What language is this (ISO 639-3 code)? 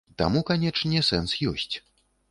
bel